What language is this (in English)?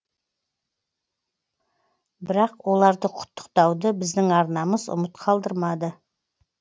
Kazakh